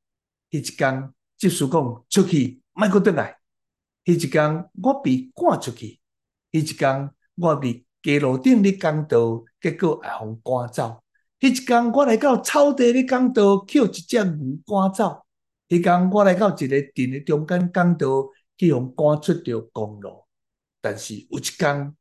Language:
Chinese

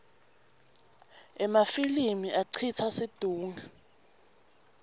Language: Swati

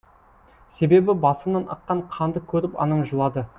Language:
Kazakh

